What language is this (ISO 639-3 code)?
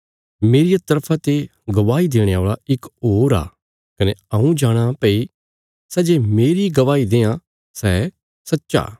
kfs